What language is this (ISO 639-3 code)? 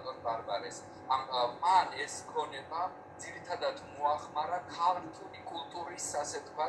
ron